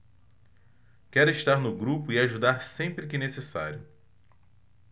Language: Portuguese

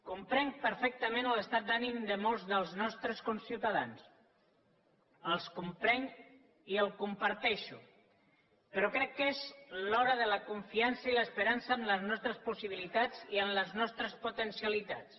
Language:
Catalan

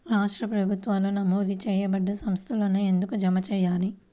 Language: Telugu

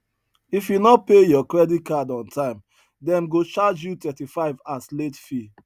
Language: Nigerian Pidgin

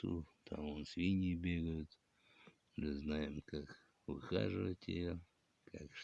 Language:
Russian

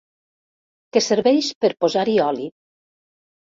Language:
Catalan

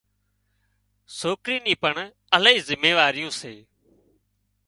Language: Wadiyara Koli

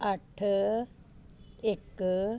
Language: Punjabi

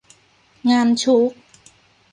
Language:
Thai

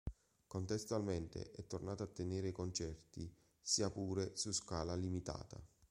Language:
Italian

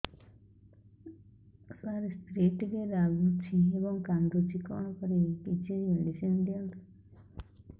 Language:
Odia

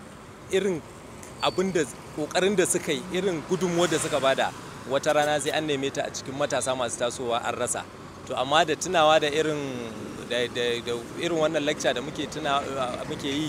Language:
French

